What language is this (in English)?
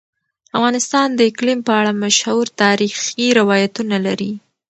Pashto